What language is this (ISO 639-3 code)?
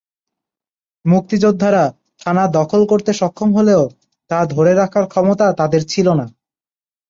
ben